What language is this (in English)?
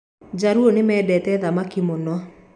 Kikuyu